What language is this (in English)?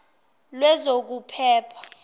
Zulu